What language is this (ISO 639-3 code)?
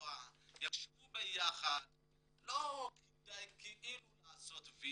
heb